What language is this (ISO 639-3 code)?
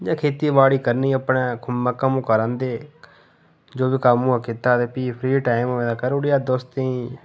doi